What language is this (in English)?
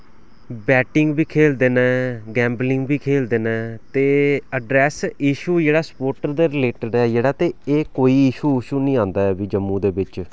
Dogri